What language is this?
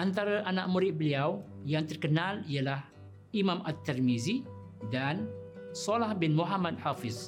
Malay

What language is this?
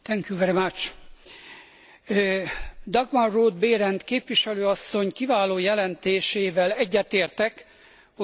Hungarian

